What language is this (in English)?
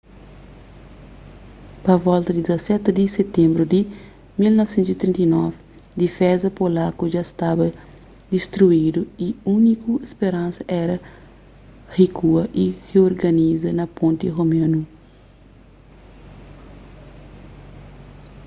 Kabuverdianu